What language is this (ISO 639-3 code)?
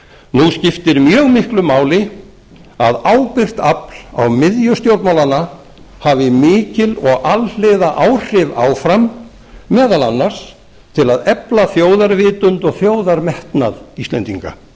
isl